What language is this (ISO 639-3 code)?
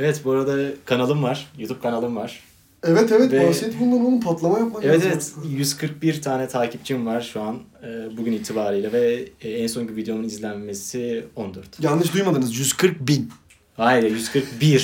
tur